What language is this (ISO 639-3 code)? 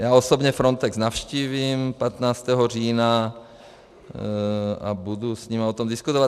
ces